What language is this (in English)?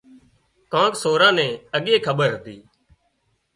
Wadiyara Koli